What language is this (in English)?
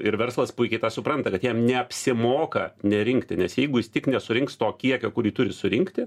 Lithuanian